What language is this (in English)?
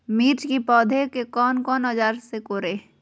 Magahi